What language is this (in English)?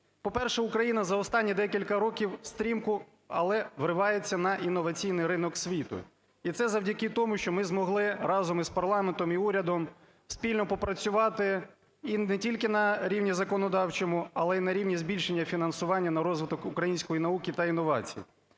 Ukrainian